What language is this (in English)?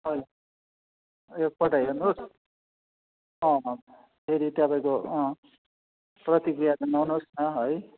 Nepali